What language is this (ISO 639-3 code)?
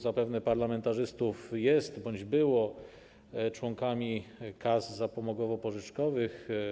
pol